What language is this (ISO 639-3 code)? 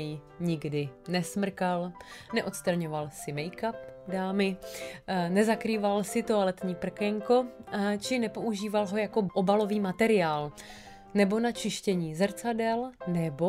ces